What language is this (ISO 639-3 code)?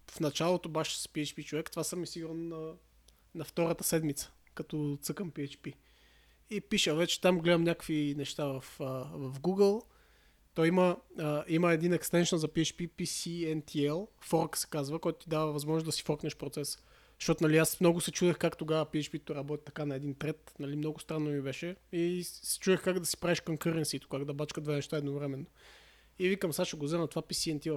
bul